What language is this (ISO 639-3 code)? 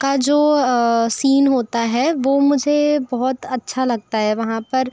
hin